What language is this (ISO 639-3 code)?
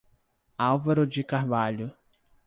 por